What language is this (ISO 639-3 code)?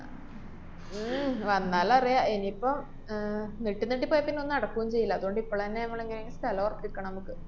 mal